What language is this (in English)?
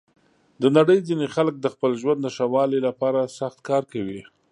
Pashto